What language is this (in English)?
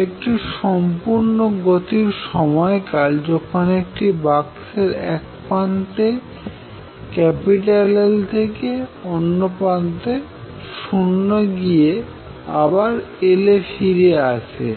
Bangla